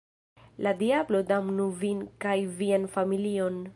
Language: Esperanto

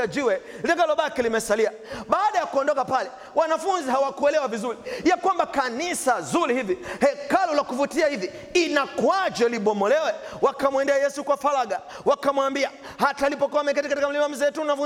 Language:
Swahili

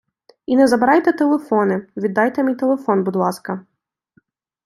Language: Ukrainian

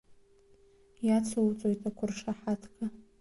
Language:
Abkhazian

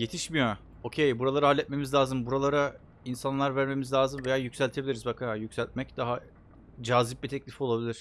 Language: Turkish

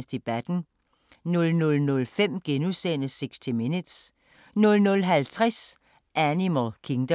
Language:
Danish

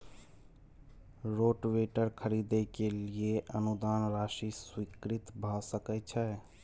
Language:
Maithili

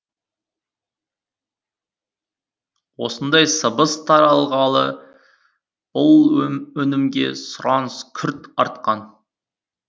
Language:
Kazakh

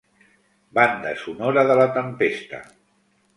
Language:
Catalan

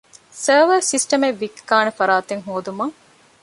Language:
Divehi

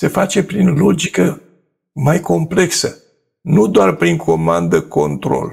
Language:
Romanian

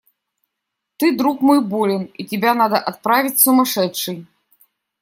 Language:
Russian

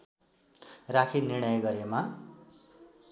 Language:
Nepali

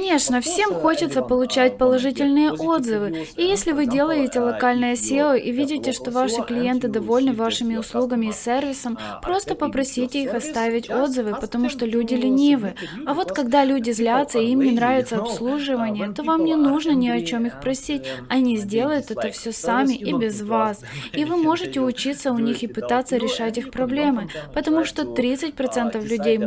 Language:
Russian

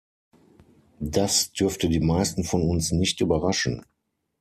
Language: German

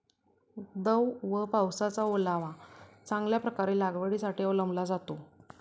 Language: Marathi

